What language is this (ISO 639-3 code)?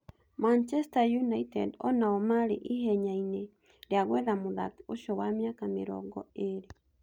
kik